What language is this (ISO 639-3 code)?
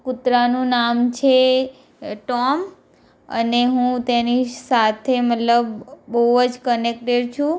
guj